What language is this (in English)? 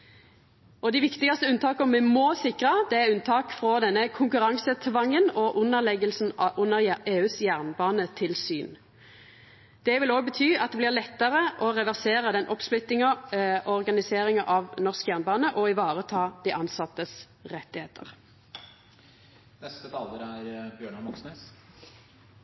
Norwegian Nynorsk